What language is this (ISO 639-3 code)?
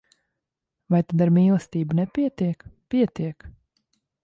lav